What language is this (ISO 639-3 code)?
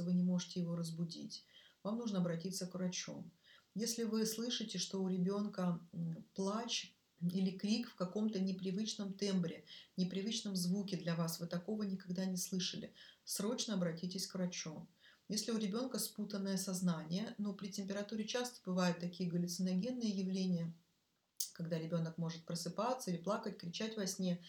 rus